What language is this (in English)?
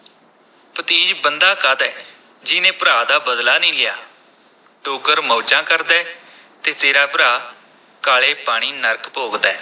Punjabi